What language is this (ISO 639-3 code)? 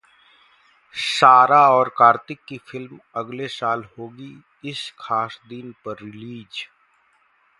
hin